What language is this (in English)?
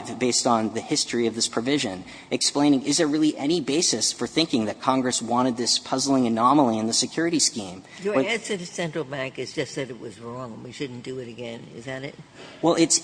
English